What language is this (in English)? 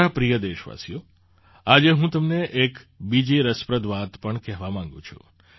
Gujarati